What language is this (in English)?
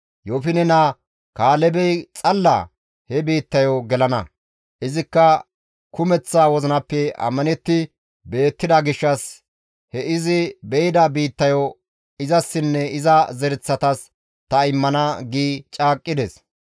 Gamo